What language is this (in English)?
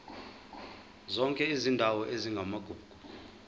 Zulu